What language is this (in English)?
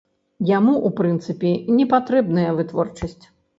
Belarusian